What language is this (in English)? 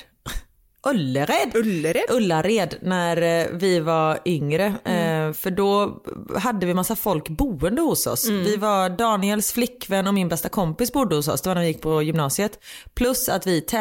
Swedish